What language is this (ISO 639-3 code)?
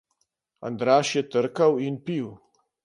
slv